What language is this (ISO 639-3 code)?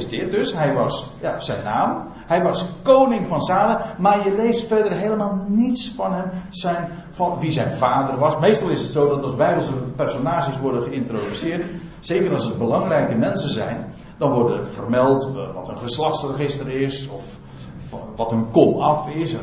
nld